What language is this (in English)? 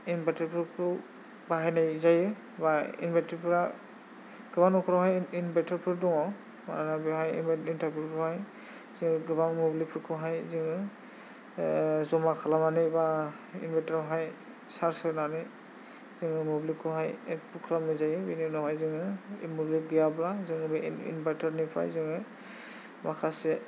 Bodo